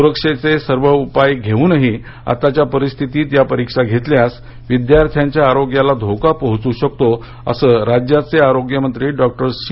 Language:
Marathi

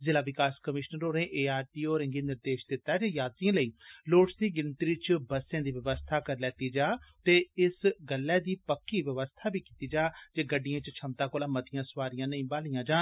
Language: Dogri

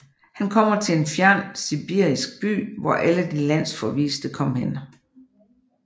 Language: Danish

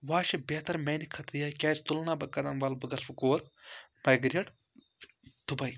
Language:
Kashmiri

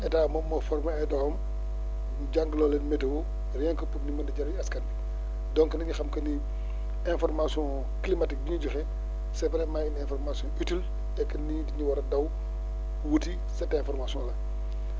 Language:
Wolof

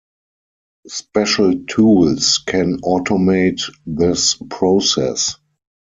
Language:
English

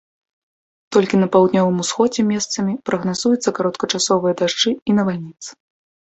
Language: Belarusian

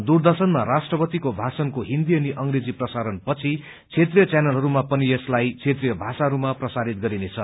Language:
Nepali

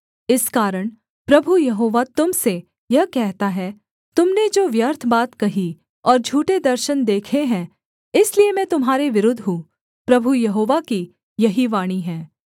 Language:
Hindi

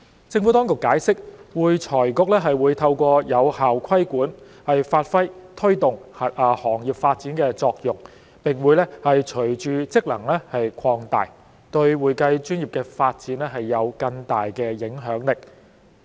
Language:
Cantonese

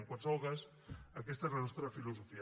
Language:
Catalan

